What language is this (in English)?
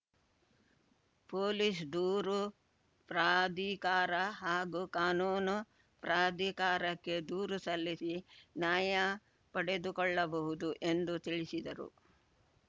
Kannada